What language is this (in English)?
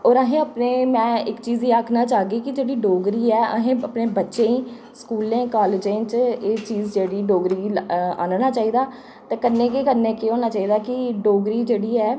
Dogri